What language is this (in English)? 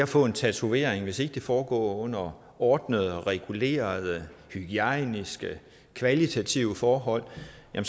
Danish